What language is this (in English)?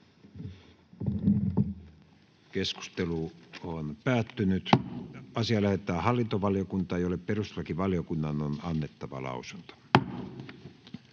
Finnish